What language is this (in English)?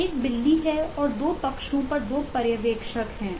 Hindi